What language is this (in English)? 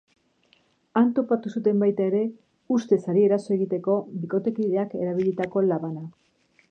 Basque